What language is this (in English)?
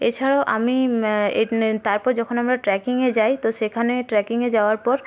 Bangla